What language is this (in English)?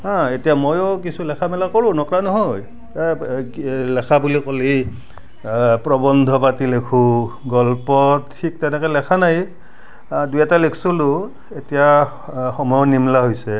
Assamese